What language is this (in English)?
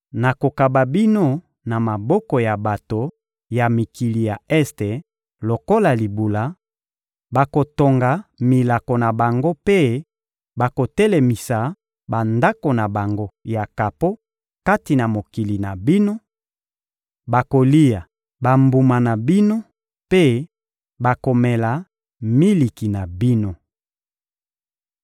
Lingala